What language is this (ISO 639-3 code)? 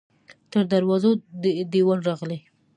pus